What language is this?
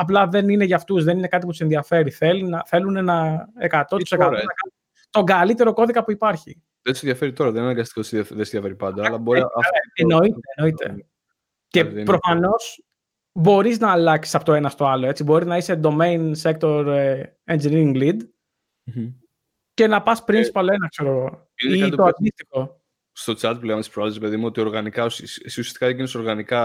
Greek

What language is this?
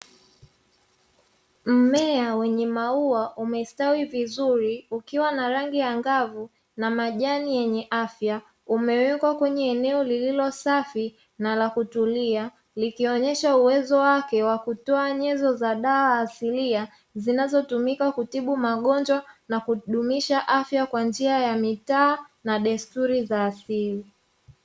Swahili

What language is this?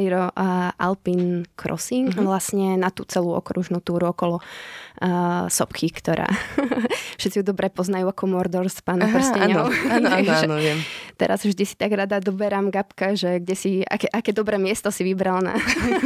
Slovak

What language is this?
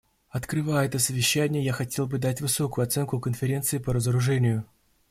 Russian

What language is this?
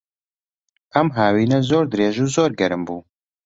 Central Kurdish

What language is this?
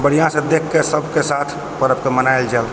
Maithili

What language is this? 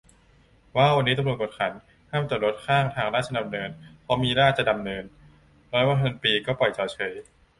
Thai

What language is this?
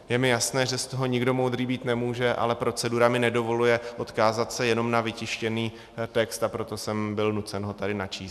Czech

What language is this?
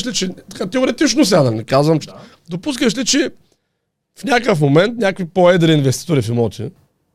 Bulgarian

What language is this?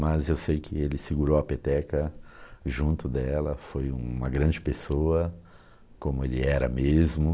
Portuguese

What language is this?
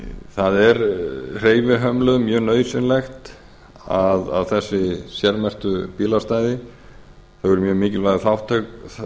Icelandic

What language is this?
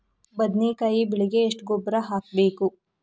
Kannada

